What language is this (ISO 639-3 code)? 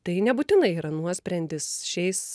lit